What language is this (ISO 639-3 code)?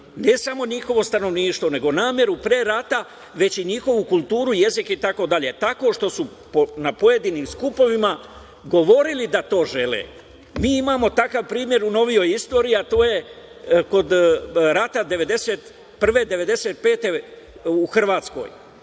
srp